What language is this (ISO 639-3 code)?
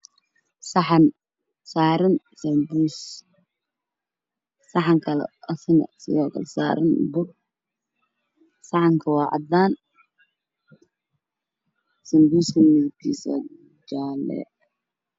som